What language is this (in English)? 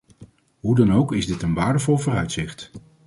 Dutch